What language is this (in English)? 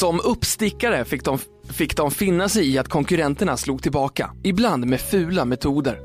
Swedish